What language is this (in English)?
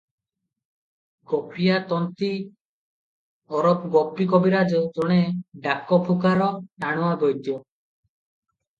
Odia